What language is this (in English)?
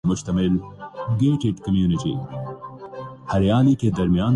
Urdu